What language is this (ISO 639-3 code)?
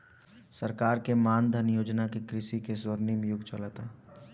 bho